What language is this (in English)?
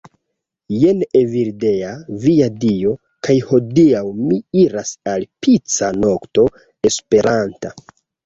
Esperanto